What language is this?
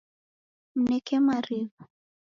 Taita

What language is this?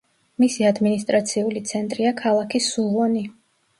Georgian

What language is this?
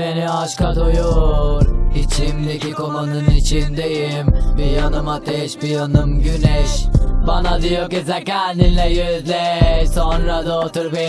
Turkish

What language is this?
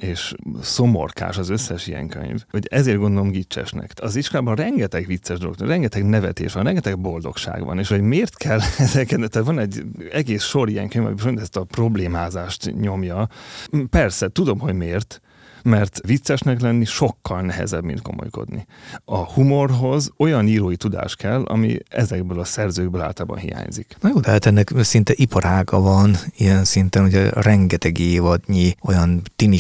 Hungarian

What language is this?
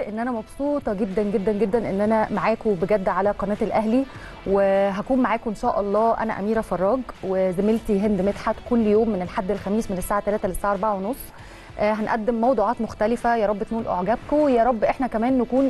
Arabic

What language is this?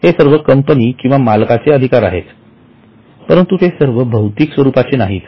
Marathi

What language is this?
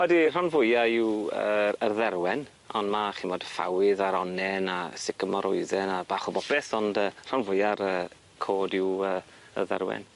Welsh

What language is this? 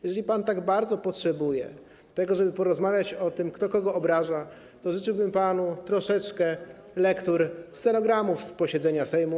Polish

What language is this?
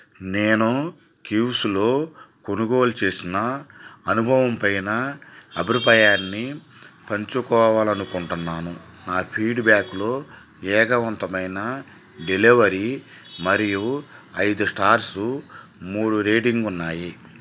Telugu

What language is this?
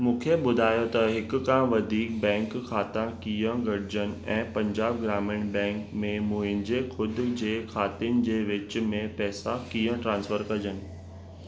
Sindhi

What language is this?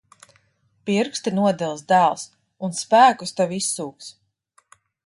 Latvian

